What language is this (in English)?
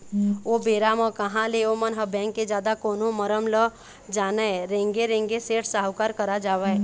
Chhattisgarhi